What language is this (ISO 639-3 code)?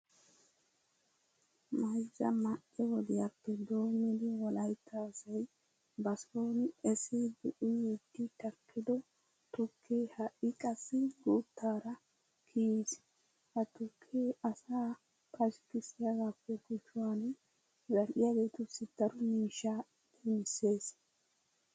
wal